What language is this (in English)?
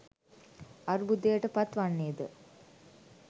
Sinhala